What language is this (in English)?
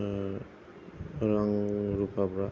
Bodo